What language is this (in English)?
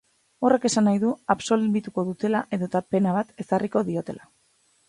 Basque